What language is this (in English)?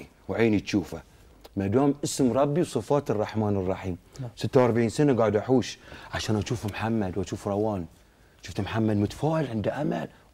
Arabic